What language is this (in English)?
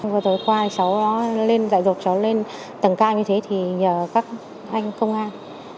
Vietnamese